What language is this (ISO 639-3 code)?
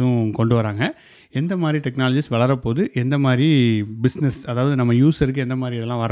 tam